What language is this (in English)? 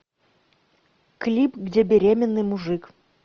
Russian